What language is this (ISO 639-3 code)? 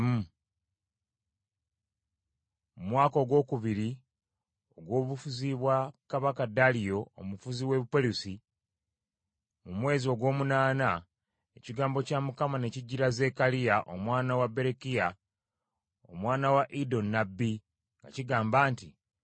lug